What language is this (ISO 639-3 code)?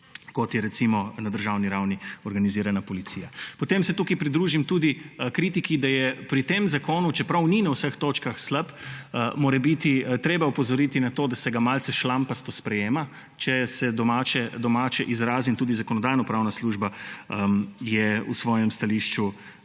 slv